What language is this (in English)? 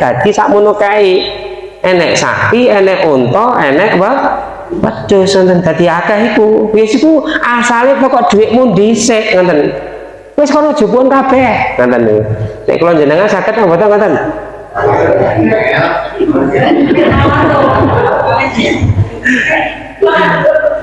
Indonesian